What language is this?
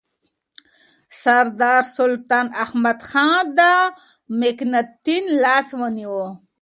Pashto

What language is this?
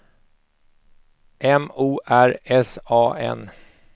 Swedish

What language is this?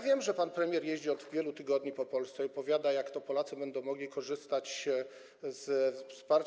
Polish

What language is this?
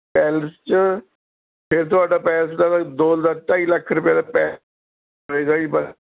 Punjabi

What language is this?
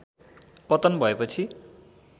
Nepali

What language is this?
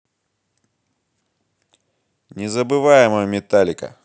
Russian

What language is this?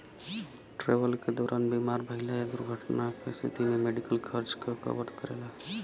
Bhojpuri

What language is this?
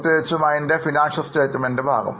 Malayalam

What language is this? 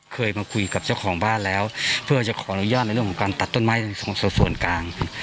Thai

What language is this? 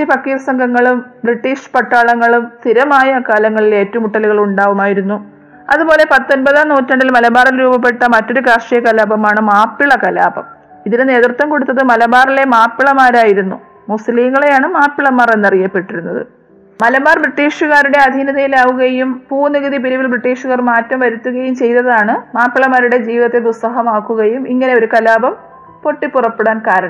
Malayalam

